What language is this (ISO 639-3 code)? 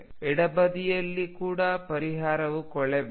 kan